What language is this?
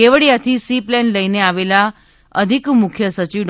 Gujarati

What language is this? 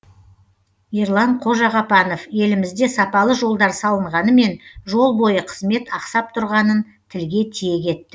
Kazakh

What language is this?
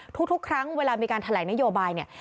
Thai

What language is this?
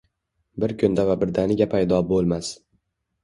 Uzbek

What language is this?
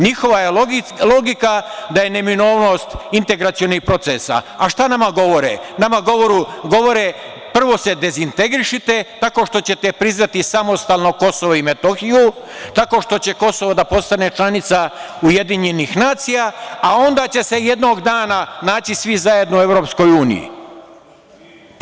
Serbian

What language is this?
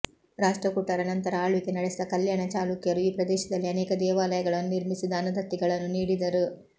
Kannada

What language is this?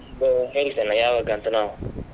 Kannada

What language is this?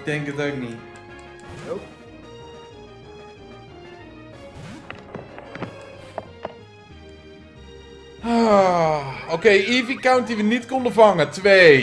Dutch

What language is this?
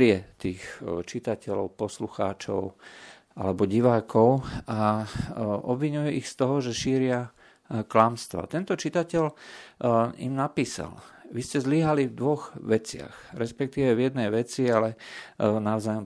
Slovak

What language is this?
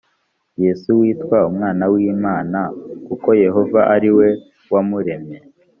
Kinyarwanda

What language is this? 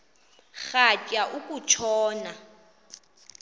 Xhosa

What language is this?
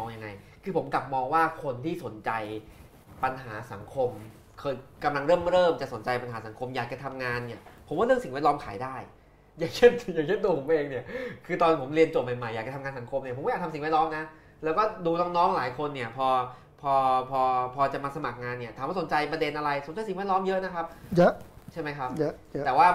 Thai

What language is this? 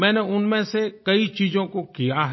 Hindi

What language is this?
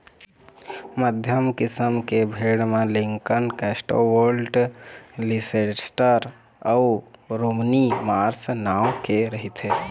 Chhattisgarhi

